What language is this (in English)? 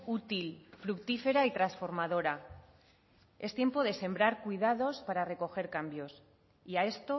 Spanish